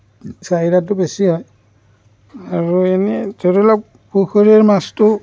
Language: Assamese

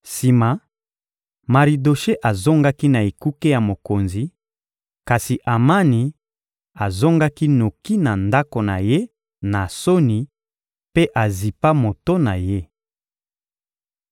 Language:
Lingala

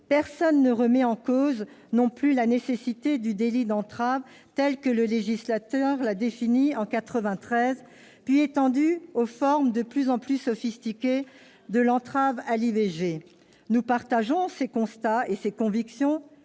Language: French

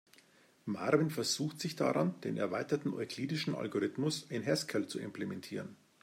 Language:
German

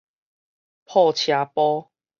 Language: Min Nan Chinese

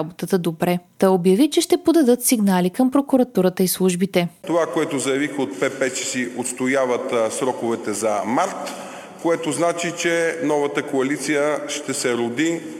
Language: Bulgarian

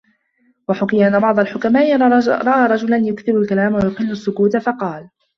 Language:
Arabic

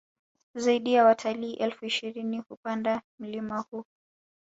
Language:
Swahili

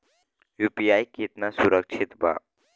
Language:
Bhojpuri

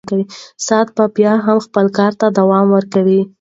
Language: Pashto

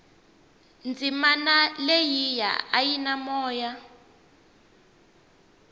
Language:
Tsonga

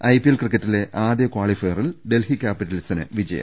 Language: Malayalam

